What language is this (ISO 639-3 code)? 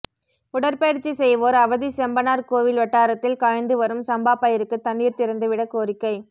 tam